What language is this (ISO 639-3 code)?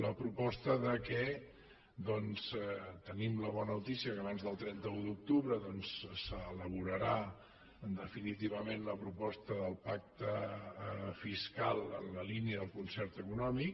cat